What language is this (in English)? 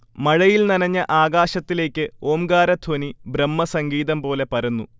Malayalam